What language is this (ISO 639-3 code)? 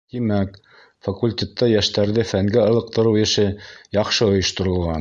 bak